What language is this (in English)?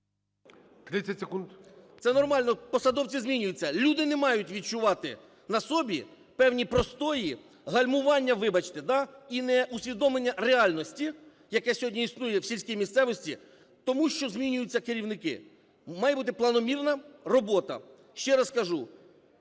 Ukrainian